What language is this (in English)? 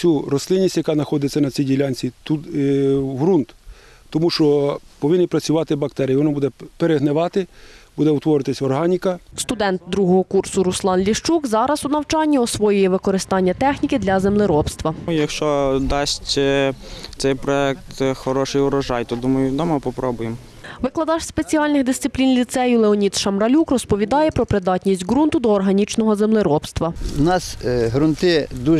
Ukrainian